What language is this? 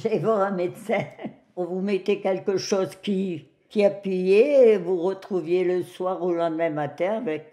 French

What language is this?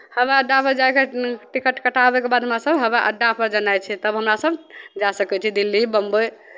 Maithili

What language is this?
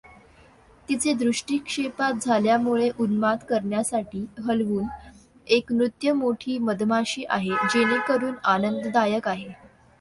Marathi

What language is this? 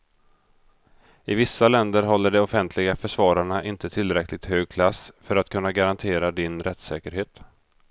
Swedish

